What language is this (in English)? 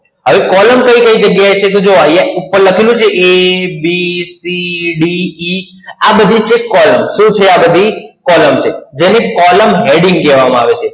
Gujarati